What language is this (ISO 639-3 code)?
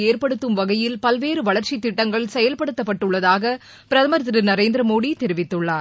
tam